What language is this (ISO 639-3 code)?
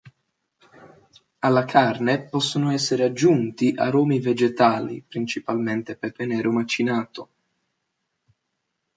ita